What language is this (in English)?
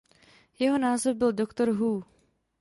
Czech